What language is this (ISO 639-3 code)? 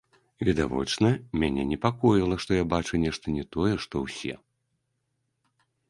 bel